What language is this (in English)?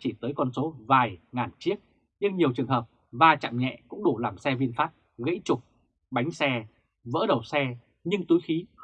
Vietnamese